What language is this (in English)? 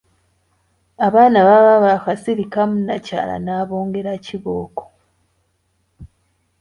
Ganda